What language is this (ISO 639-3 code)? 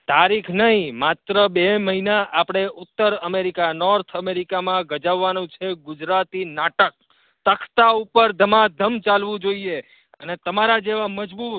guj